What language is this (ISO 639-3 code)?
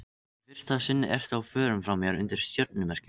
isl